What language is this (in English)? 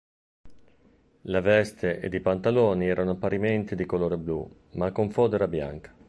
Italian